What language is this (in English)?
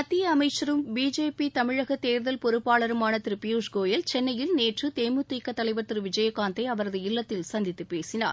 Tamil